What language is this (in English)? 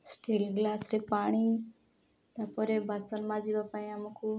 Odia